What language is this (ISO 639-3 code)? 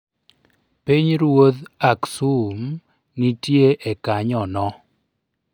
luo